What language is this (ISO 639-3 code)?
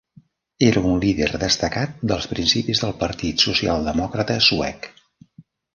cat